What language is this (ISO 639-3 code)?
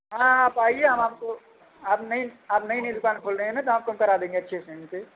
hin